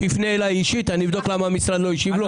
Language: Hebrew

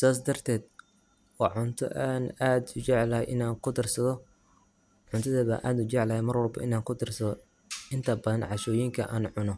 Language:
Somali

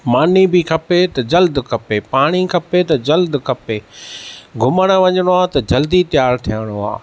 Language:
Sindhi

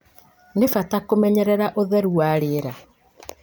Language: Kikuyu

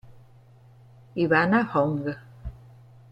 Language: Italian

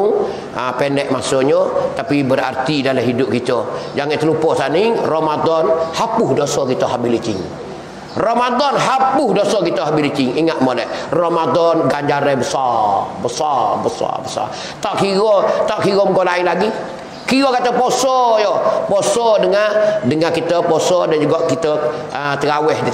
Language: Malay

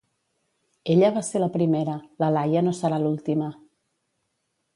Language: Catalan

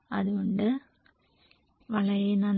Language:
Malayalam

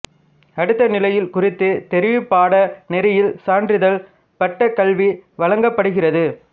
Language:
Tamil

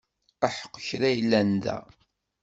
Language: Kabyle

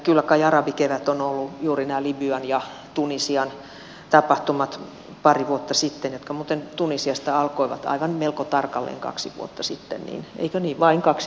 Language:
Finnish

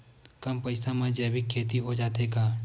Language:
Chhattisgarhi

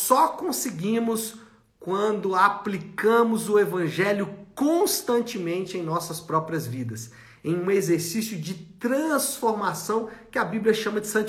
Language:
Portuguese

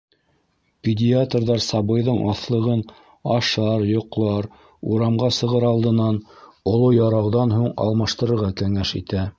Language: Bashkir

